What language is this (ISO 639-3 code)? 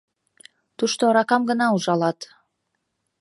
chm